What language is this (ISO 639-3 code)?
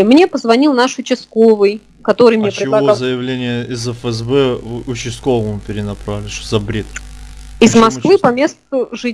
rus